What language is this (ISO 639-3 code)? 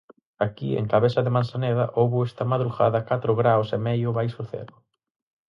glg